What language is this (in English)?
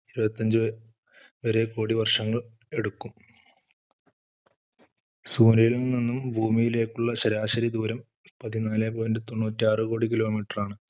Malayalam